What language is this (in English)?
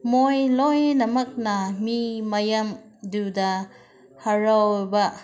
Manipuri